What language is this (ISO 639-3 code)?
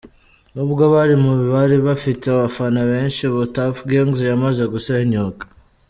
kin